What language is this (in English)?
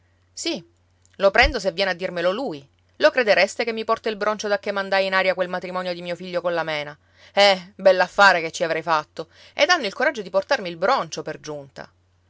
Italian